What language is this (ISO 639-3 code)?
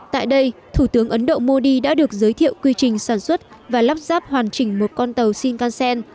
vie